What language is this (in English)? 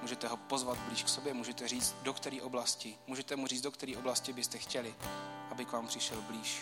Czech